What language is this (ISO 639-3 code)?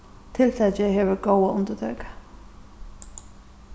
fao